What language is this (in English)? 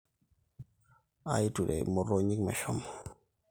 Masai